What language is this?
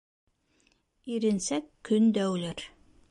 Bashkir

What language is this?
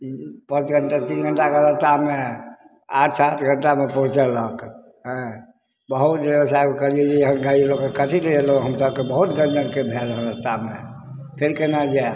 Maithili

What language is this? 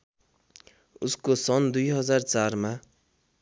Nepali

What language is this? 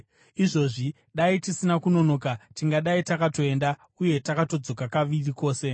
Shona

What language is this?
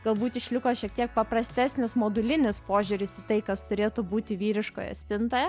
Lithuanian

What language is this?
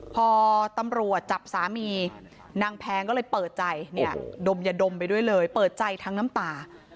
Thai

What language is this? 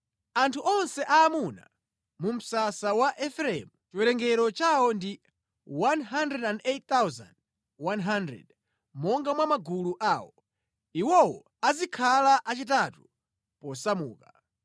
Nyanja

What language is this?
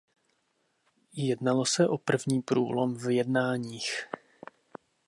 Czech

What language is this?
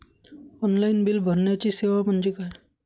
Marathi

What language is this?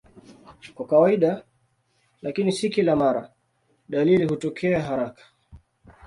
Swahili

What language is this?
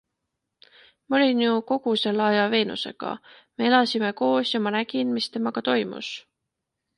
Estonian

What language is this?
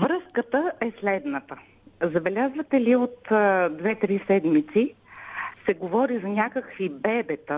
Bulgarian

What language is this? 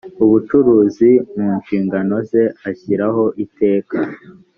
Kinyarwanda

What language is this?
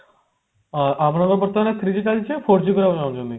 Odia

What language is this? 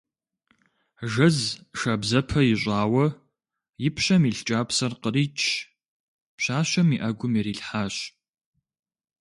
Kabardian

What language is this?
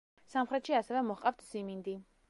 Georgian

